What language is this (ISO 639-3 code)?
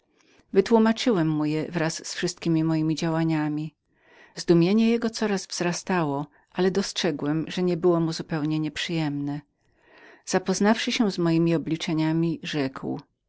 pol